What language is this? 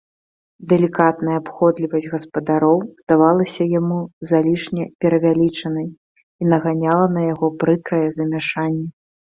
Belarusian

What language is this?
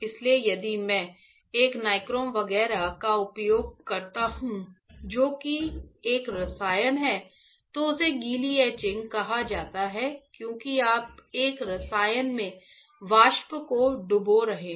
Hindi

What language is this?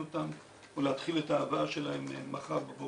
Hebrew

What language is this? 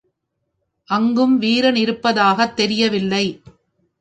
Tamil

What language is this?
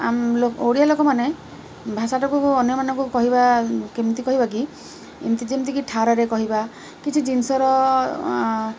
Odia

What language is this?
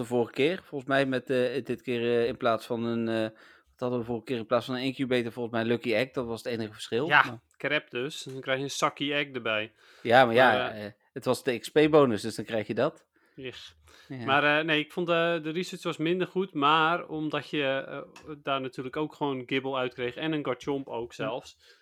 Dutch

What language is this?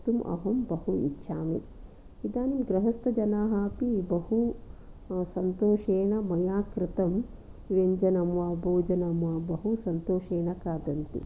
Sanskrit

